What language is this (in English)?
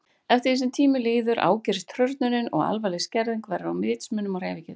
Icelandic